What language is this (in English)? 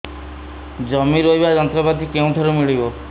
Odia